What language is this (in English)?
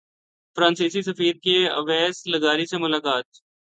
Urdu